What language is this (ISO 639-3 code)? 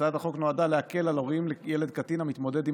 heb